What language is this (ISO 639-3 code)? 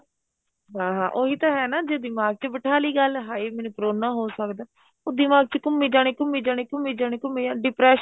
pan